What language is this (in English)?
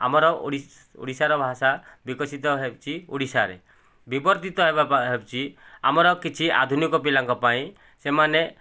Odia